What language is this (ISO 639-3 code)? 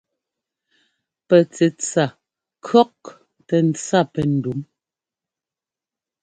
jgo